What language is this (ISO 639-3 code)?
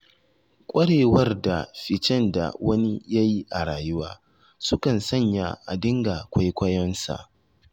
hau